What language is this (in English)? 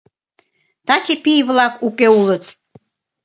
Mari